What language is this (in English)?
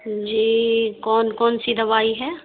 Urdu